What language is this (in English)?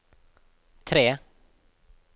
Norwegian